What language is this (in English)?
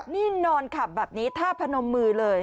Thai